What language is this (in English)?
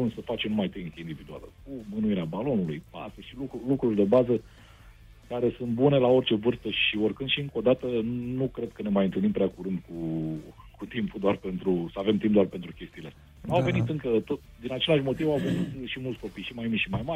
Romanian